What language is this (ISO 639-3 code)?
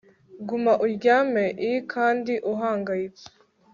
kin